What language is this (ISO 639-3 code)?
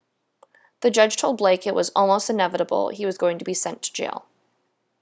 eng